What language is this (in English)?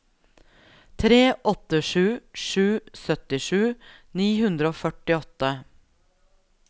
Norwegian